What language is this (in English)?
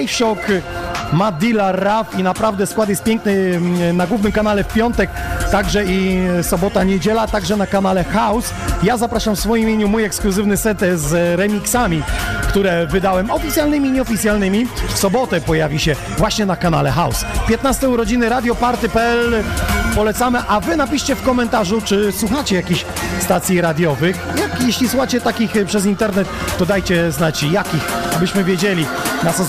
Polish